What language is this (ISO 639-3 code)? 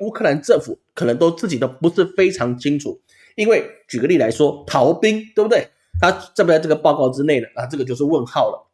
zho